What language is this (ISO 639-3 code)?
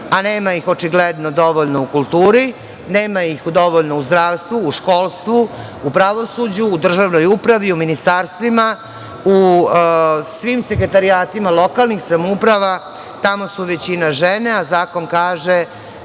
srp